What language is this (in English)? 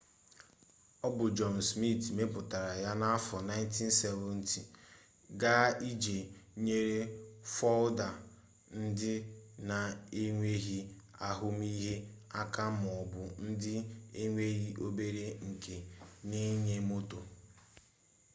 Igbo